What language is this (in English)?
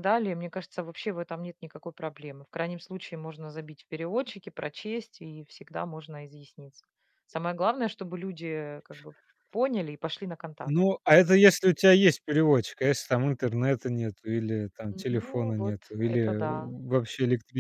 Russian